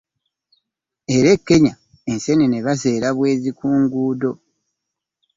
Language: Ganda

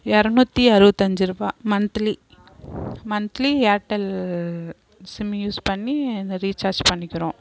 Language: Tamil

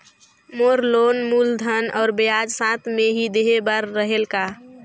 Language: Chhattisgarhi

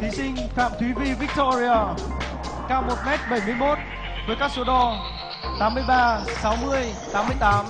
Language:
Vietnamese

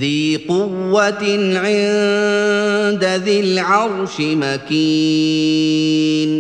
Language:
Arabic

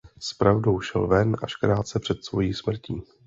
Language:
Czech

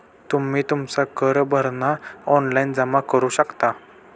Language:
Marathi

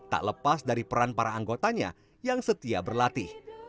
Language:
Indonesian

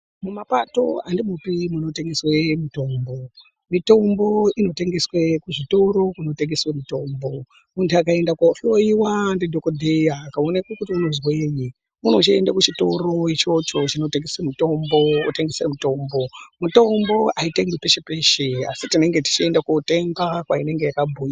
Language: Ndau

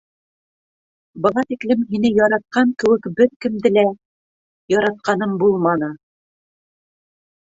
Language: Bashkir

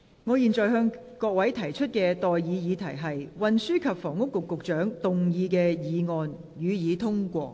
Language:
Cantonese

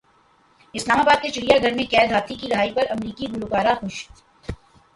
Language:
Urdu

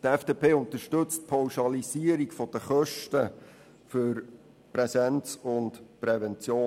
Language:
Swiss German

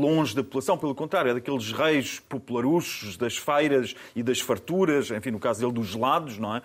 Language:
Portuguese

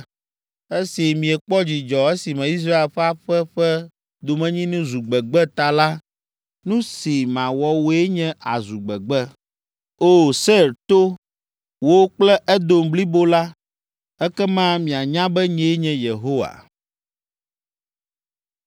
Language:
Ewe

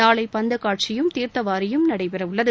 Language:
Tamil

